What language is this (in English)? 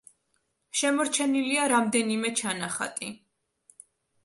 Georgian